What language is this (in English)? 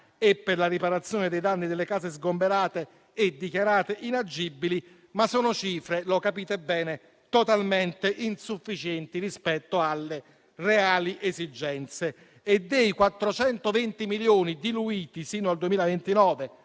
Italian